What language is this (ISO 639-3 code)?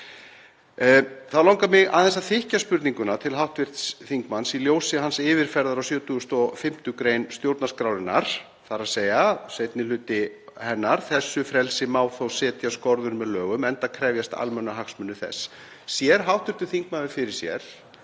isl